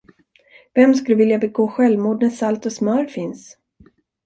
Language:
Swedish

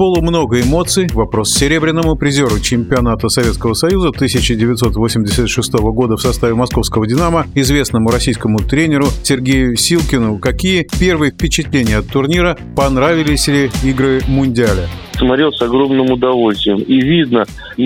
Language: Russian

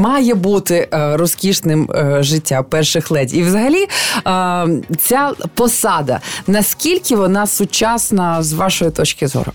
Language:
Ukrainian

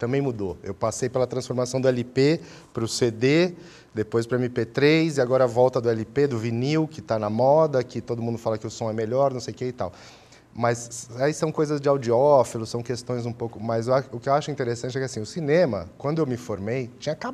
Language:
Portuguese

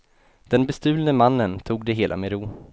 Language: Swedish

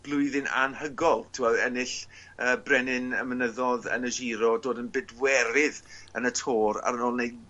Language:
Welsh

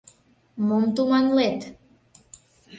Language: Mari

